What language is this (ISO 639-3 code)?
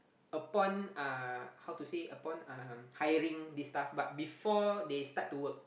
eng